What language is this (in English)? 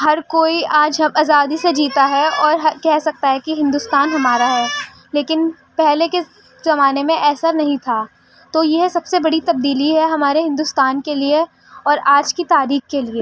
Urdu